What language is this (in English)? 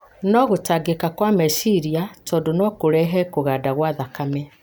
Kikuyu